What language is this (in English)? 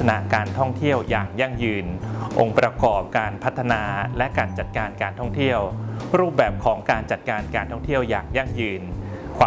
Thai